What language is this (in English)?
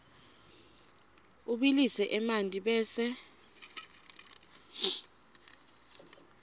Swati